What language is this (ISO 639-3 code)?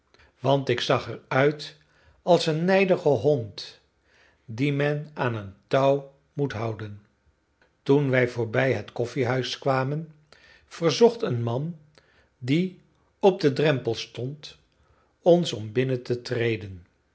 nld